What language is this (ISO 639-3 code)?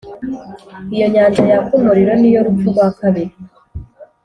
kin